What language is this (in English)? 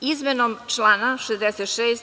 Serbian